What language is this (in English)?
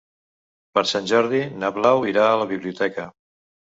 Catalan